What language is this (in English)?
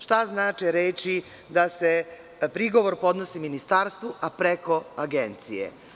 Serbian